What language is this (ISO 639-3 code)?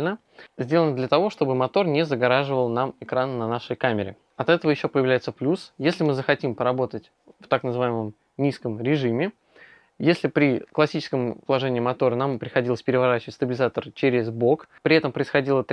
rus